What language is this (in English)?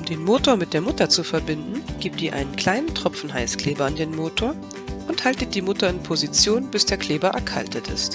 German